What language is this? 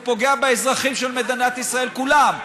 Hebrew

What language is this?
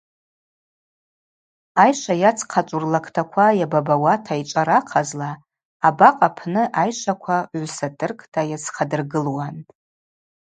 Abaza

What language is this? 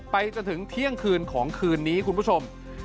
Thai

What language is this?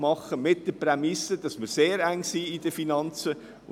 Swiss German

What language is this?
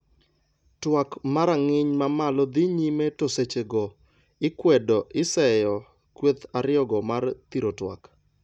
Luo (Kenya and Tanzania)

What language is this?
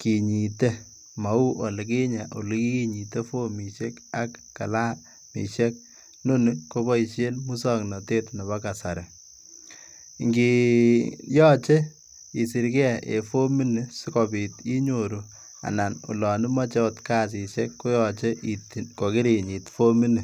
Kalenjin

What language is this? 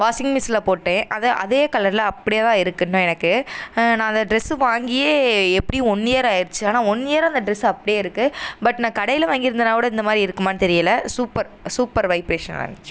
Tamil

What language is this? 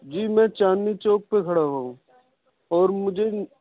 Urdu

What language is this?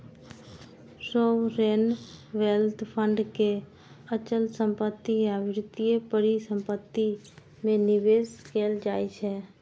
Maithili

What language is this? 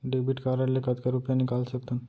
Chhattisgarhi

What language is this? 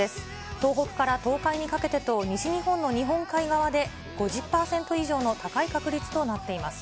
Japanese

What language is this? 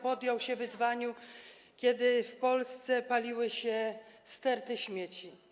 Polish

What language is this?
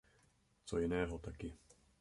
Czech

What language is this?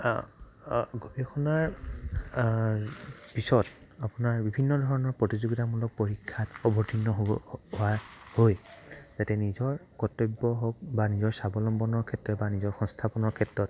Assamese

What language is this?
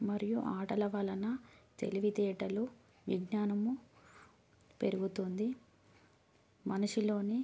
Telugu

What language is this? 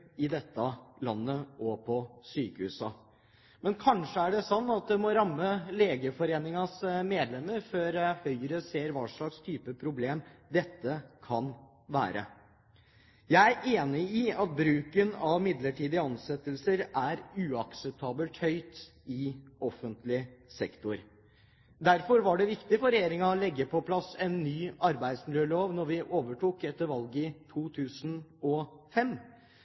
Norwegian Bokmål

